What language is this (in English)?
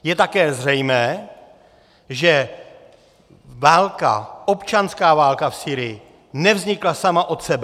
Czech